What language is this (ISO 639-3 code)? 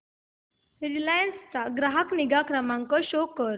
mar